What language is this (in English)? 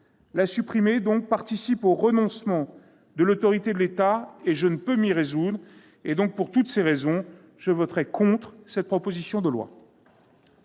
French